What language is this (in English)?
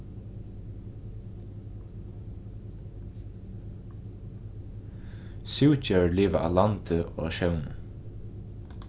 Faroese